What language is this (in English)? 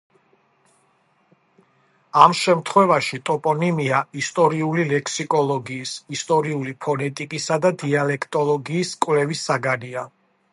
Georgian